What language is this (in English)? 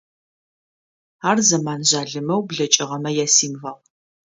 Adyghe